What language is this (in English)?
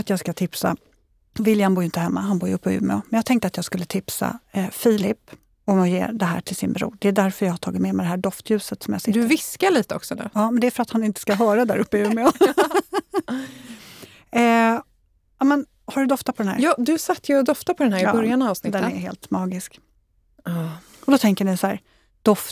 Swedish